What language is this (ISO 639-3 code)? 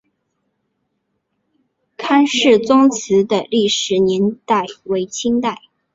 zho